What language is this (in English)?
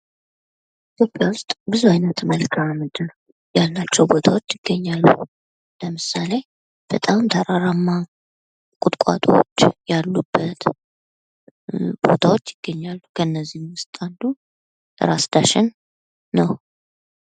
Amharic